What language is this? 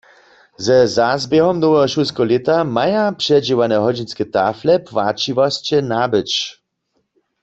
Upper Sorbian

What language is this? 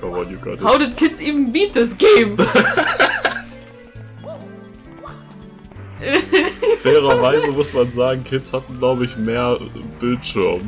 German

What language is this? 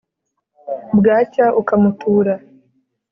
Kinyarwanda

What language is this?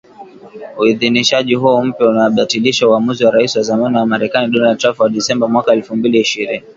Swahili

